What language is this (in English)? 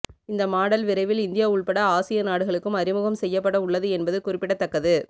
Tamil